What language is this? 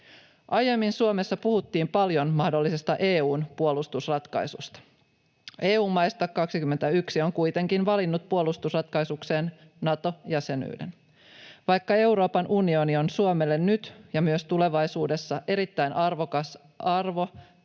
Finnish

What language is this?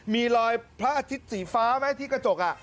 Thai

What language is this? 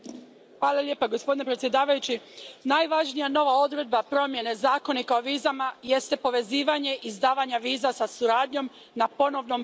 Croatian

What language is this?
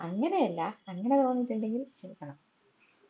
Malayalam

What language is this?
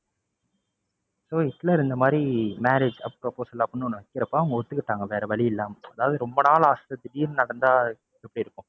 Tamil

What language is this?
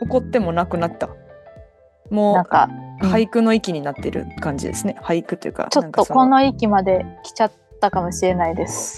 Japanese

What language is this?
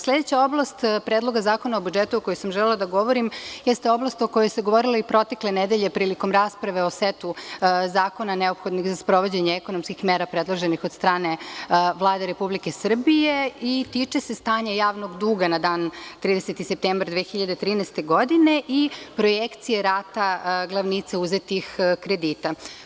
Serbian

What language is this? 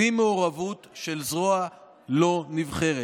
Hebrew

